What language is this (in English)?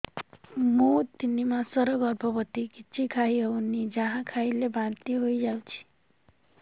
Odia